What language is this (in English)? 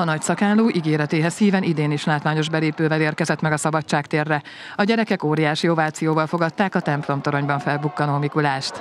Hungarian